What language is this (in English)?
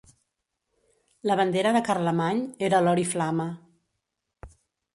Catalan